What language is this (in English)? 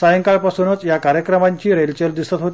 Marathi